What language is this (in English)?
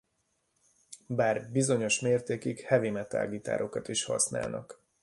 Hungarian